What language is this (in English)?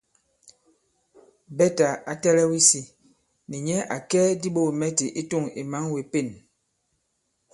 Bankon